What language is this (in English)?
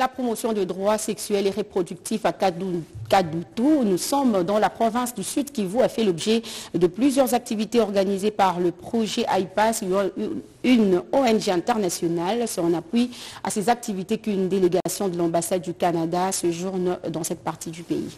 French